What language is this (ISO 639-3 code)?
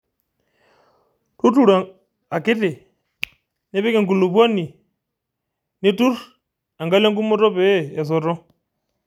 mas